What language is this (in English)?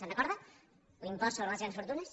Catalan